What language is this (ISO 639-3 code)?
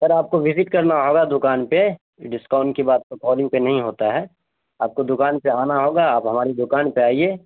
urd